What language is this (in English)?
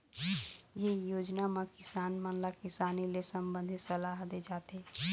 Chhattisgarhi